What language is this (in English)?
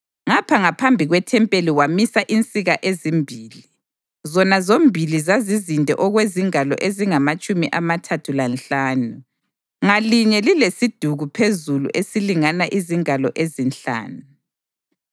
North Ndebele